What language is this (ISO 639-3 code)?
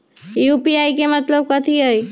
mag